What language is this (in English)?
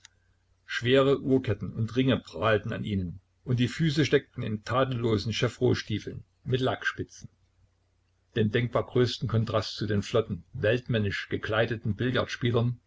German